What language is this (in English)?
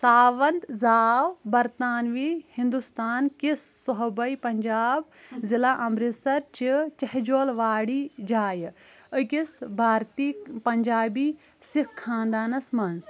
Kashmiri